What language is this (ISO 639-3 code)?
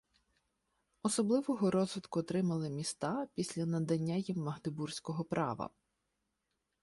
ukr